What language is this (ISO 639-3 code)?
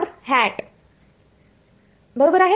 mar